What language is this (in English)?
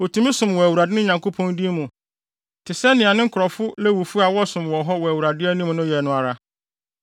Akan